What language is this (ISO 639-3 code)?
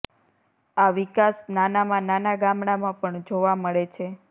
guj